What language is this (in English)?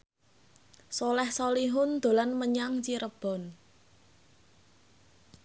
Javanese